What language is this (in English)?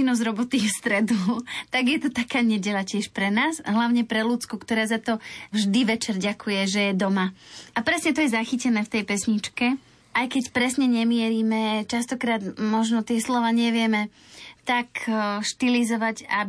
Slovak